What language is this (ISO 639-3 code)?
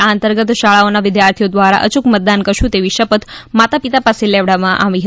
guj